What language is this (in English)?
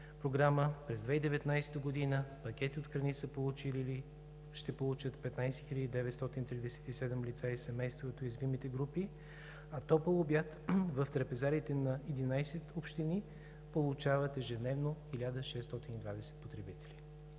Bulgarian